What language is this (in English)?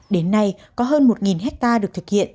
Vietnamese